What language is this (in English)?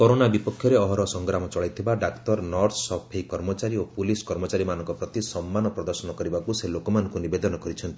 Odia